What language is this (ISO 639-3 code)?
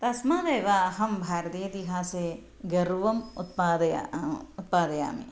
san